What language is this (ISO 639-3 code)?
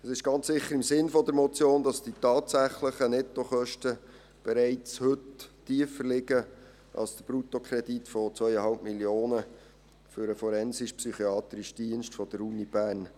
gsw